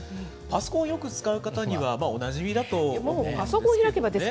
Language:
Japanese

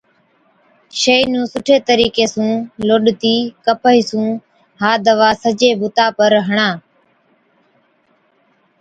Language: Od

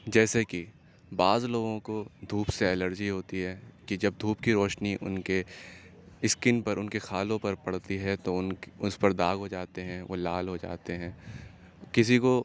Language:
Urdu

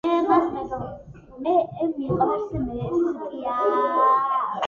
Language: Georgian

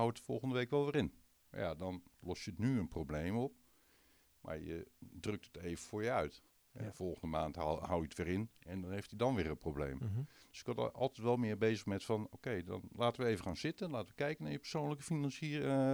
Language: Dutch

